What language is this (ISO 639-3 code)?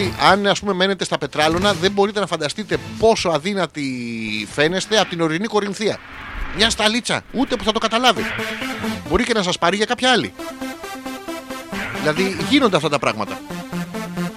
ell